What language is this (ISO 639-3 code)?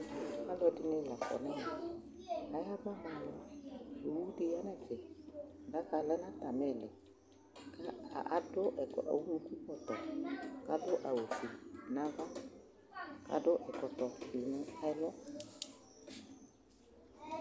kpo